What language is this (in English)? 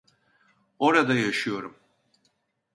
Turkish